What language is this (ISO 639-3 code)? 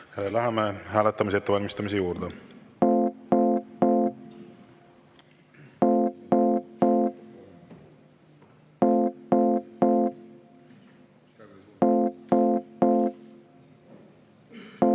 est